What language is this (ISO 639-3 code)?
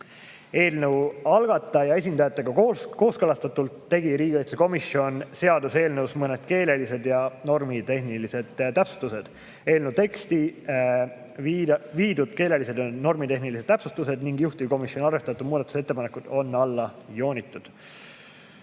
est